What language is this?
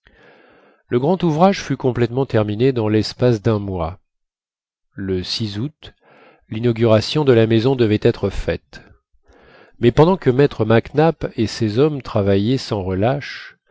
French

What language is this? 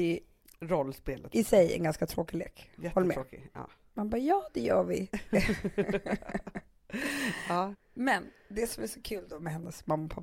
Swedish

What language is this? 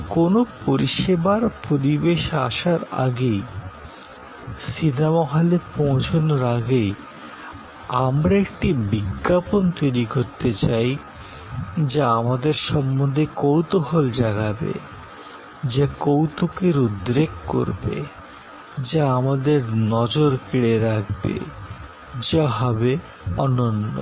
Bangla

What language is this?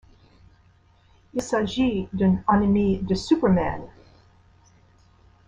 French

